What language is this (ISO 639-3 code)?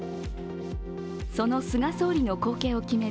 jpn